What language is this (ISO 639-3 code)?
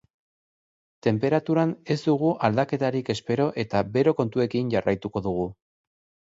eus